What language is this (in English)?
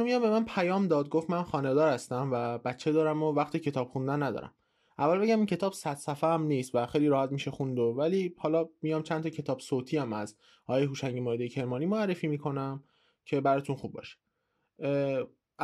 Persian